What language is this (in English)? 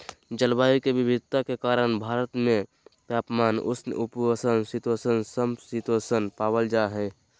Magahi